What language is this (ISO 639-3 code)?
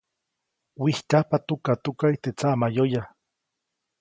zoc